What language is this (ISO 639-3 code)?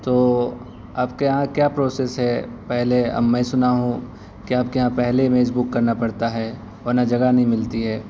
urd